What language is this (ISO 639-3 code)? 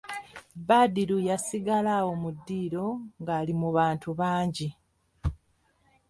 lug